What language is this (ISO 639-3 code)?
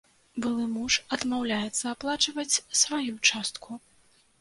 bel